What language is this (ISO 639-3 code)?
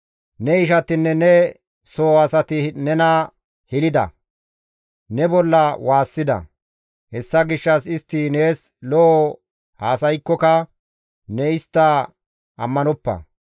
gmv